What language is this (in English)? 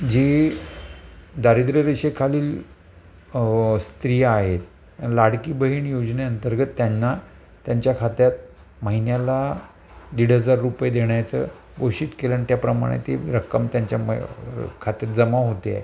Marathi